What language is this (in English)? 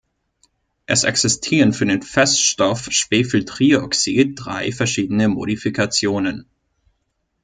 German